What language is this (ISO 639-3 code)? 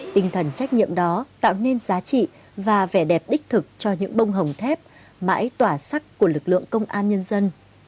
vie